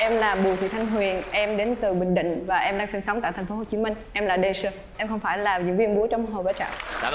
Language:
Vietnamese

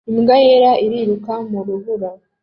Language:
Kinyarwanda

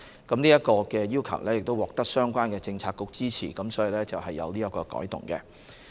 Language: Cantonese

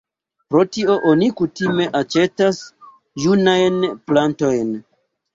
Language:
Esperanto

